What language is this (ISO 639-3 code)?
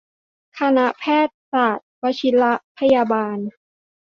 tha